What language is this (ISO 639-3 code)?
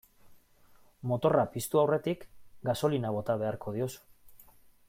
eus